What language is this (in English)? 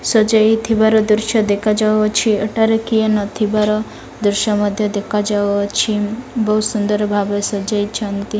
Odia